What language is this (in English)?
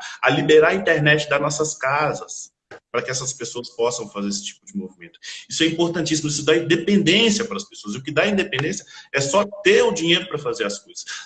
Portuguese